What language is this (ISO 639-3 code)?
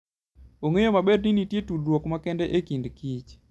luo